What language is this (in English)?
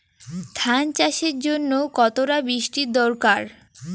Bangla